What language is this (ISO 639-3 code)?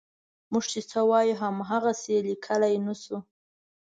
pus